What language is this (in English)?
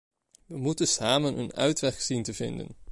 Dutch